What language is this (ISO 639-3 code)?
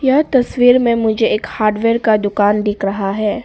hin